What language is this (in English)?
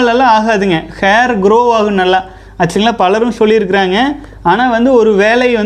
Tamil